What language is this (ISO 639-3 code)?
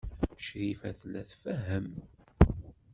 kab